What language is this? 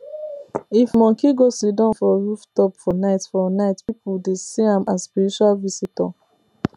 Nigerian Pidgin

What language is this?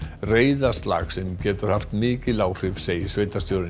Icelandic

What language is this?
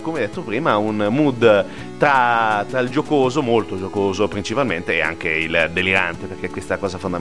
Italian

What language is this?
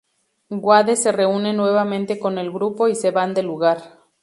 Spanish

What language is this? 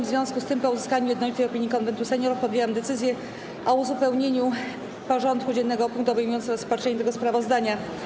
Polish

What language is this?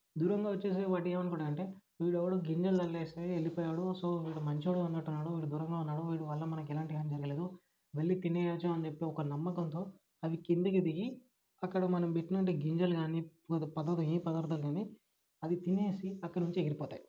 Telugu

